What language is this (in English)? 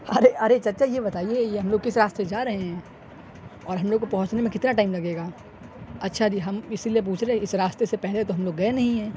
Urdu